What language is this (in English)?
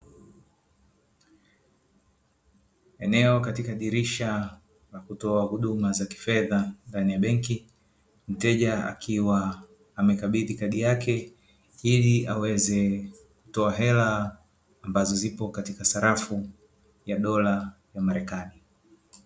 Swahili